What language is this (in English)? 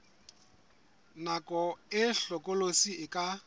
Southern Sotho